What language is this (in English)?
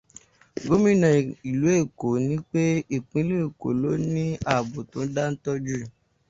Yoruba